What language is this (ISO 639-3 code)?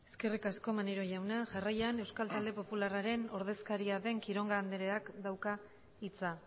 eus